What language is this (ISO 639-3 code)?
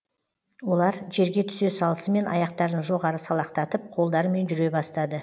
kaz